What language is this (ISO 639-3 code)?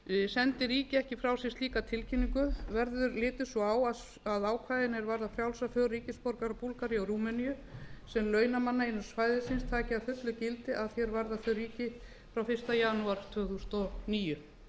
isl